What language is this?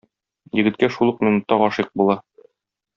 Tatar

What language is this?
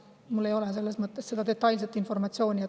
Estonian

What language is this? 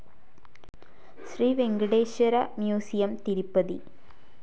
Malayalam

